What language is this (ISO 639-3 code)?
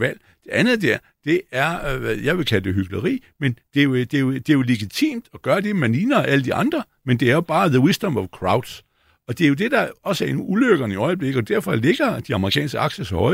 dan